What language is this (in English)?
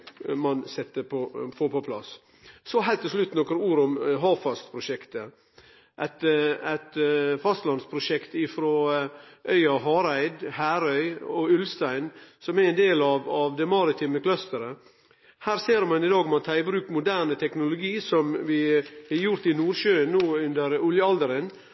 Norwegian Nynorsk